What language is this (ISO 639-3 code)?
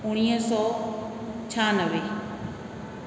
snd